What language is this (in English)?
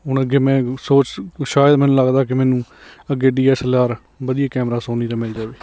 Punjabi